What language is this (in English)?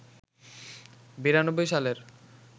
Bangla